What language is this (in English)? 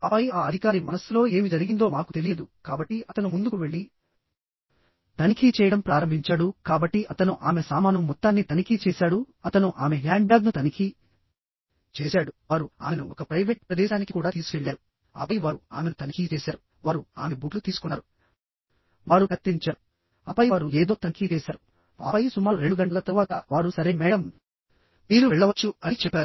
Telugu